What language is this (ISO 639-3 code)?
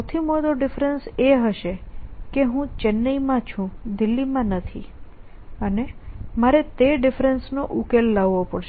guj